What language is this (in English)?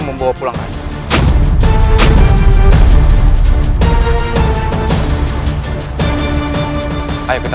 Indonesian